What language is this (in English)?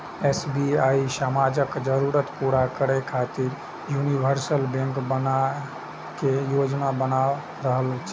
Maithili